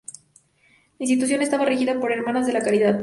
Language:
Spanish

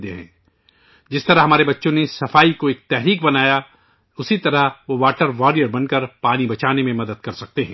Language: Urdu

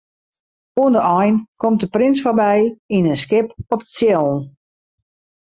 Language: Western Frisian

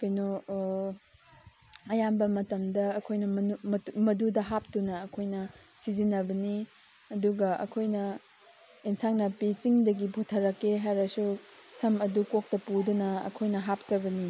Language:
Manipuri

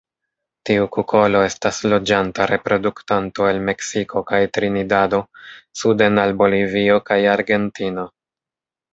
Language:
Esperanto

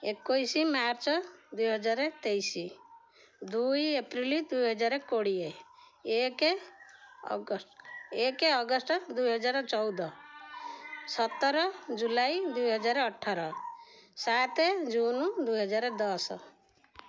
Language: Odia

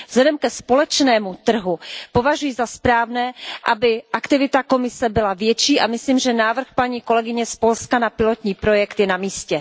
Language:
Czech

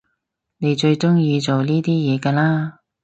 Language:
Cantonese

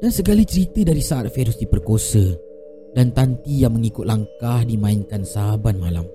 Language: Malay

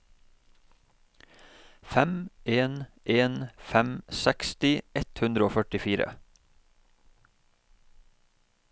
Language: Norwegian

